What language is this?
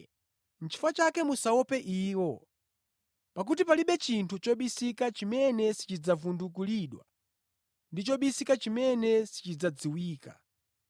Nyanja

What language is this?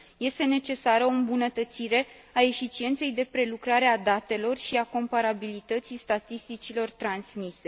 Romanian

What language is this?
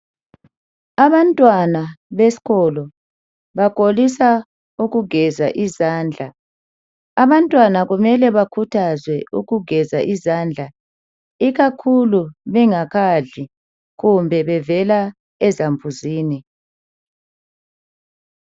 North Ndebele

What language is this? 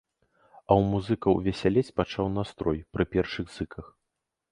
Belarusian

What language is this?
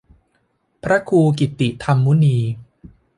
Thai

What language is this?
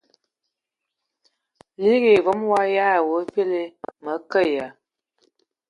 Ewondo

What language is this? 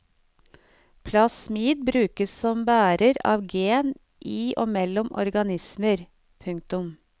Norwegian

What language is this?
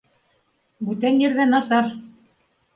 Bashkir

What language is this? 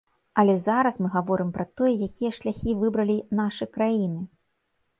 Belarusian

